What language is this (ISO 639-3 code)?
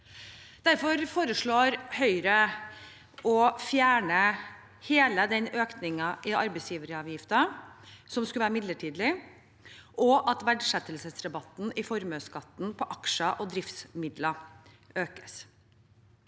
nor